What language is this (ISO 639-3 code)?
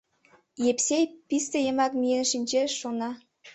chm